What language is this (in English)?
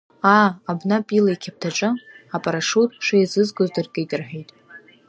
Abkhazian